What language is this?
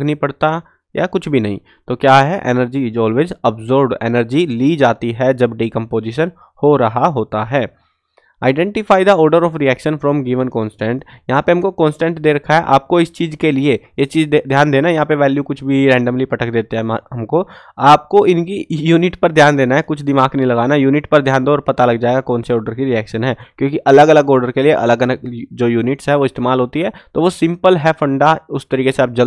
Hindi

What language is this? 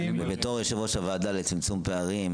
Hebrew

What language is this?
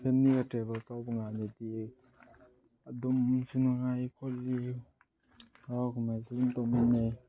Manipuri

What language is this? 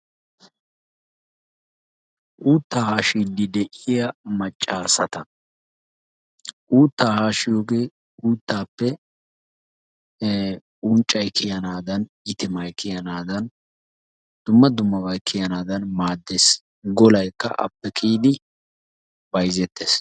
Wolaytta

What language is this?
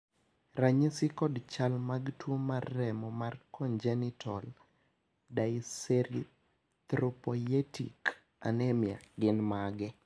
Luo (Kenya and Tanzania)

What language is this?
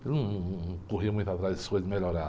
Portuguese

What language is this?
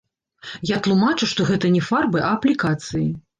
Belarusian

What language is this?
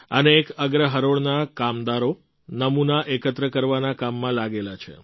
Gujarati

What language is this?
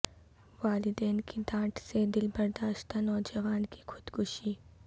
Urdu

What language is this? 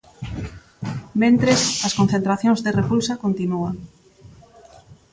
Galician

